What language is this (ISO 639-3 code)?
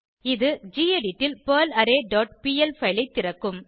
tam